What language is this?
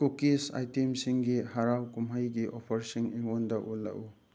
Manipuri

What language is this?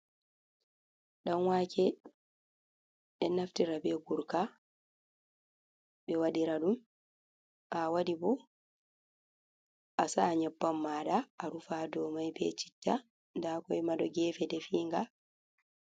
Fula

